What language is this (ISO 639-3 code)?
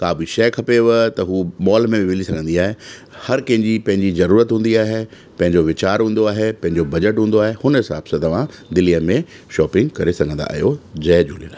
snd